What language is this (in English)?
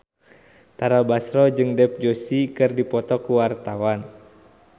Sundanese